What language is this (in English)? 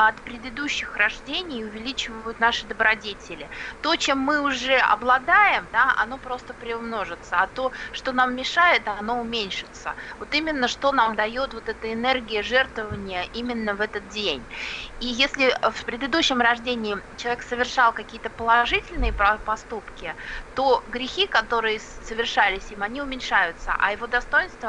Russian